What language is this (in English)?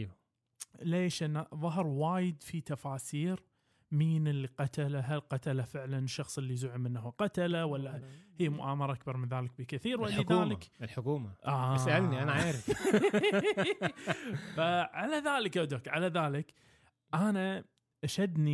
Arabic